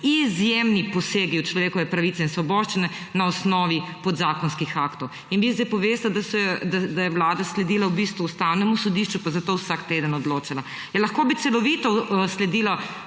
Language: Slovenian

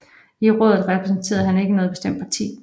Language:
Danish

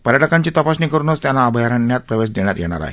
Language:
Marathi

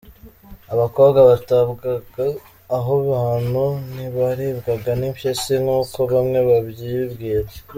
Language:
Kinyarwanda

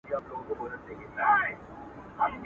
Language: Pashto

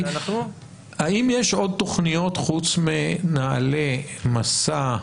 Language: Hebrew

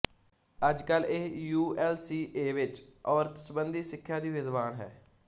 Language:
Punjabi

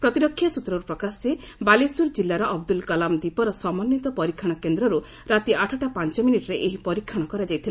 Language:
Odia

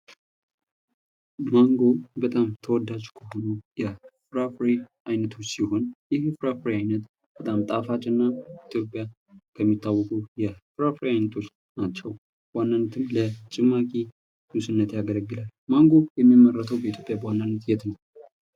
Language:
Amharic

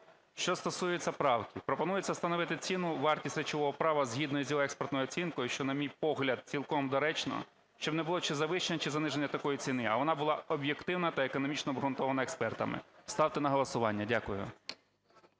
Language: Ukrainian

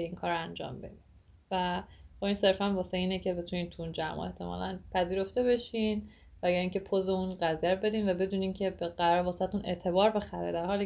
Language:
Persian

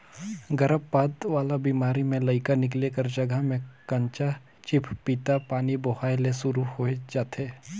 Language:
Chhattisgarhi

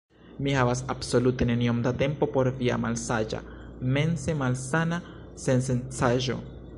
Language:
Esperanto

